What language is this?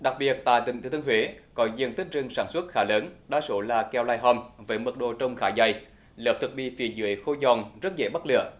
Vietnamese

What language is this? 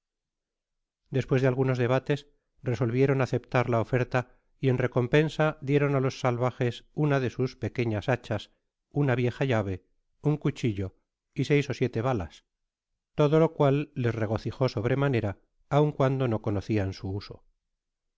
Spanish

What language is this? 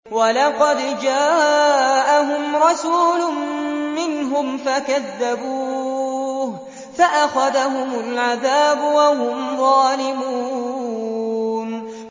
Arabic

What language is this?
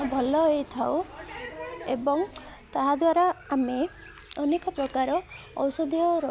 Odia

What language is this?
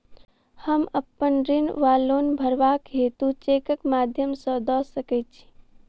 Maithili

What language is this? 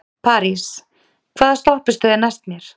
Icelandic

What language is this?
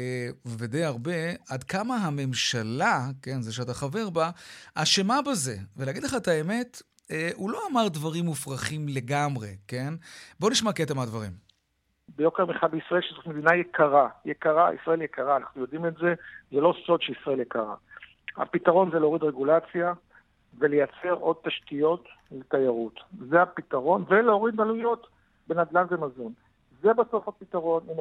Hebrew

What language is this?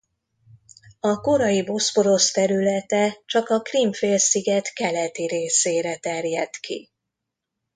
Hungarian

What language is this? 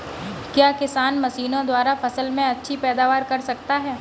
Hindi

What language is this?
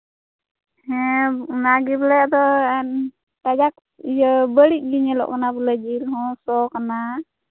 Santali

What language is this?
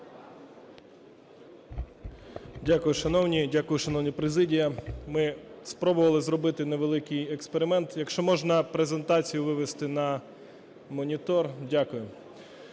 Ukrainian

